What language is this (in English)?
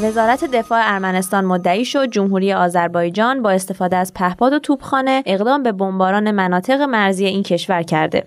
Persian